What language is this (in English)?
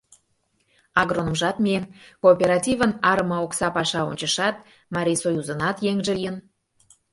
Mari